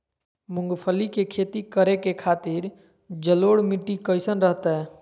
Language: Magahi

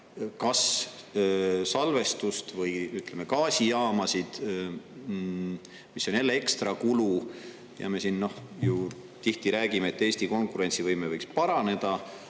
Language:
Estonian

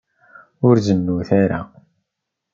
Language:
Kabyle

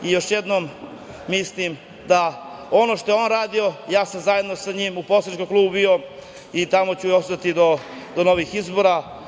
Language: Serbian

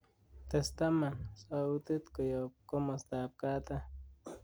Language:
Kalenjin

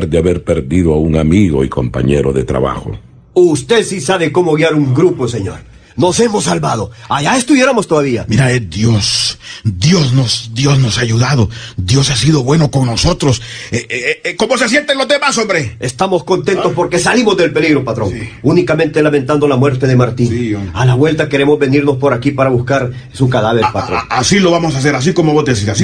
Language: Spanish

